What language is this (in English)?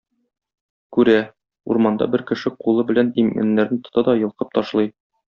Tatar